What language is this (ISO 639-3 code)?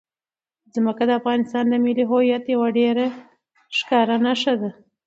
pus